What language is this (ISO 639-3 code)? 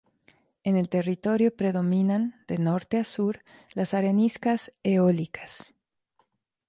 spa